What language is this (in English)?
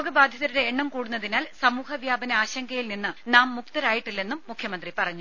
Malayalam